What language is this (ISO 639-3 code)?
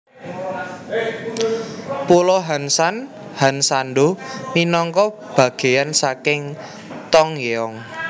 jav